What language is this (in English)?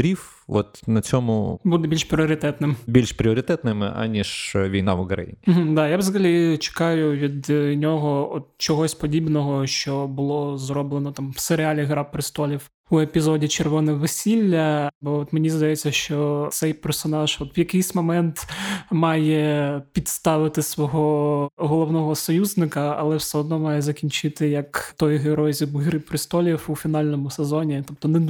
Ukrainian